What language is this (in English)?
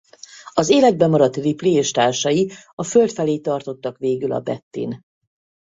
Hungarian